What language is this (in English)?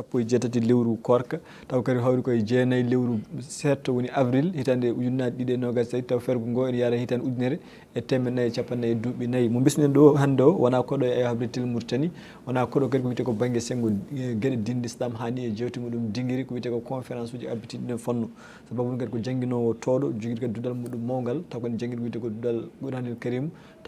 Arabic